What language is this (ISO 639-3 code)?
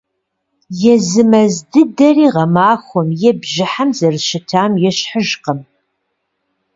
kbd